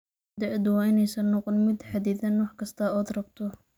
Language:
Somali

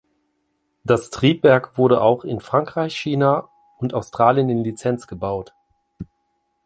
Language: German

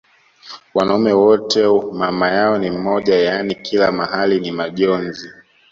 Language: Swahili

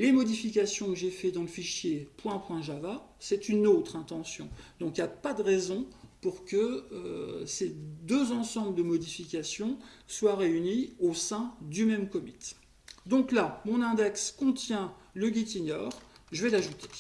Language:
French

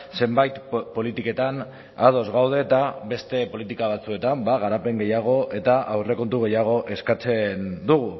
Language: Basque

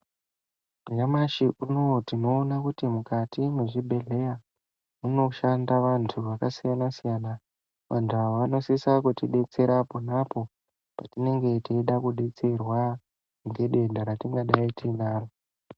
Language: Ndau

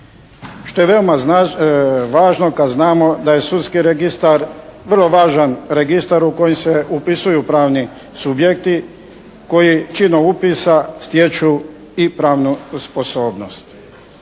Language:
Croatian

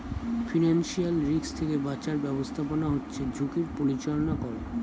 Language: Bangla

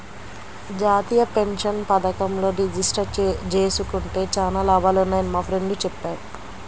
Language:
Telugu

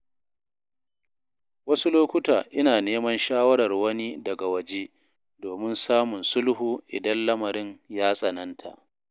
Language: Hausa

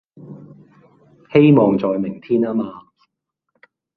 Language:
Cantonese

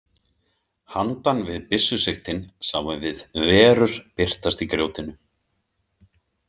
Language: Icelandic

